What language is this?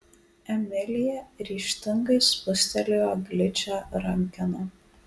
Lithuanian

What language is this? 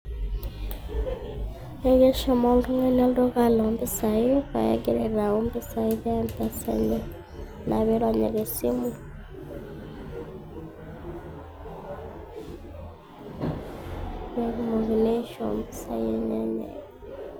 Masai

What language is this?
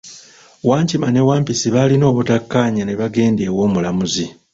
Ganda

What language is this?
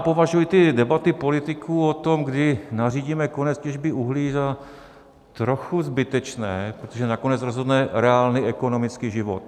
Czech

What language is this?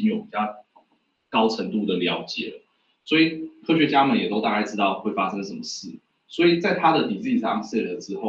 Chinese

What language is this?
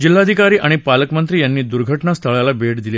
Marathi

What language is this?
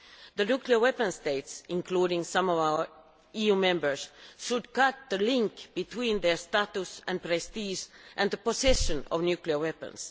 English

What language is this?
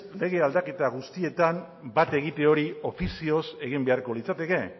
Basque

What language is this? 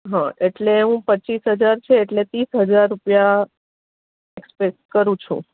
Gujarati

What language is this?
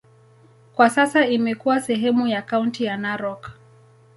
Swahili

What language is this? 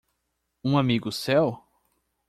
Portuguese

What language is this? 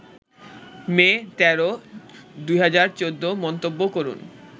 Bangla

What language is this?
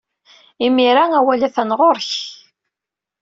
Kabyle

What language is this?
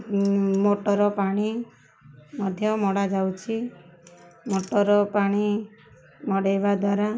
Odia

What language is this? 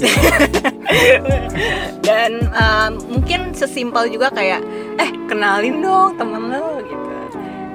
Indonesian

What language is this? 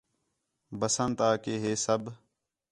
Khetrani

